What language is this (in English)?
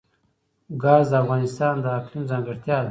Pashto